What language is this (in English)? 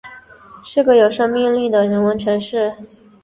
Chinese